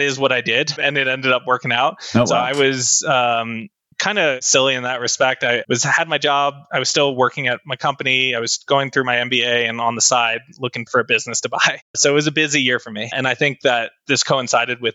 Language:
English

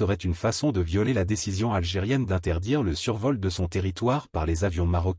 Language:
French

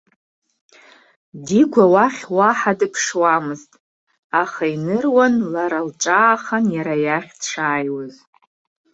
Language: Abkhazian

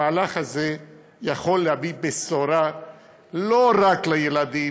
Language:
Hebrew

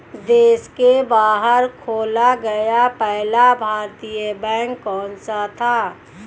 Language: Hindi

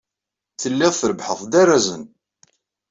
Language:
Kabyle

